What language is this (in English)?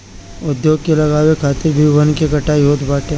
Bhojpuri